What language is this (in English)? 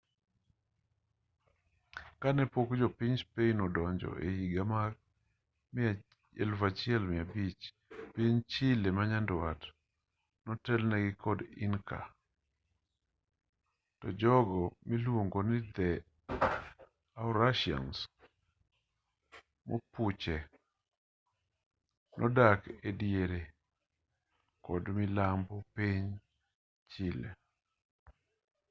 Luo (Kenya and Tanzania)